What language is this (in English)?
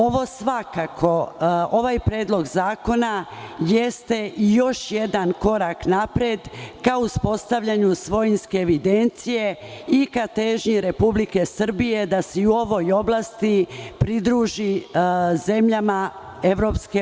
Serbian